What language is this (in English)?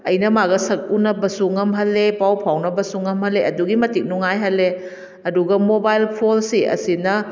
Manipuri